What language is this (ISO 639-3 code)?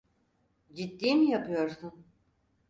tur